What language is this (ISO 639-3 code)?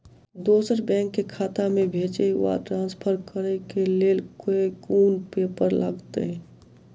mai